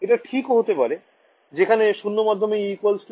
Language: Bangla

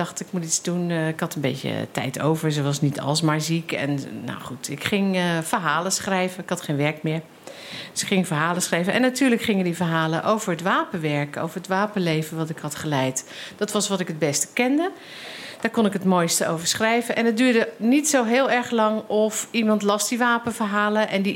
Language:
Dutch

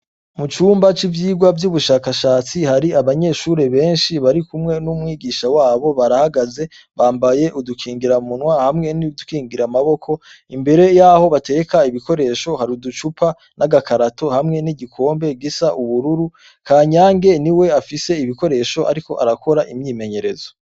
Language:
Rundi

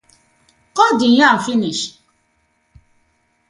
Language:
Nigerian Pidgin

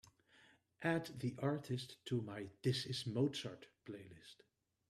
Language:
English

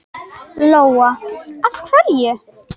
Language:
Icelandic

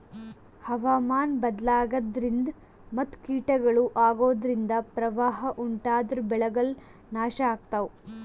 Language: Kannada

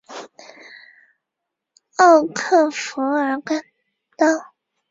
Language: Chinese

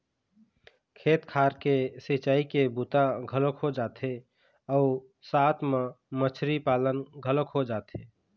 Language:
Chhattisgarhi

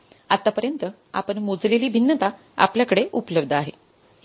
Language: Marathi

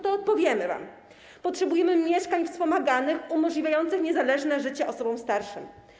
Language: Polish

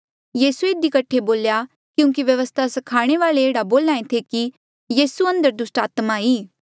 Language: Mandeali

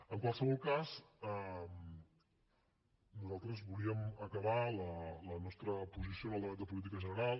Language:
Catalan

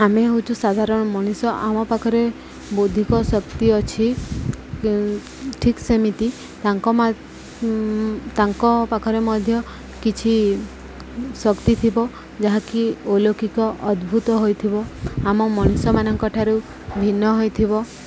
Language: Odia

